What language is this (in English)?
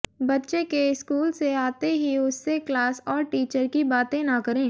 Hindi